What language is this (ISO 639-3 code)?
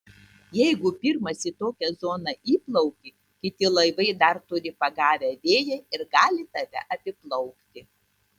lit